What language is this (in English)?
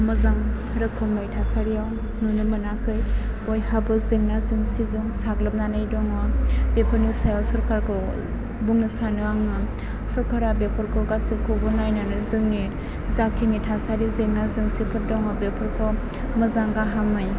Bodo